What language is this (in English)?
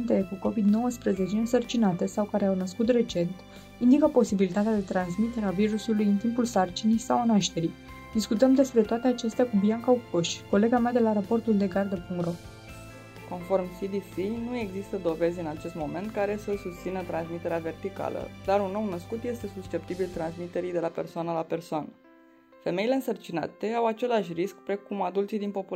Romanian